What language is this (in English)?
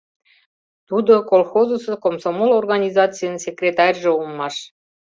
Mari